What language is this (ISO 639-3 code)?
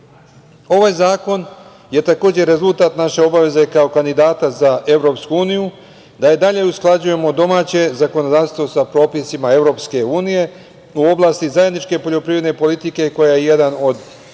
srp